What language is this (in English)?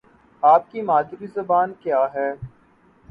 Urdu